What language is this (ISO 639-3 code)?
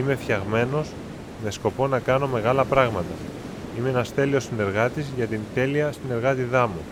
ell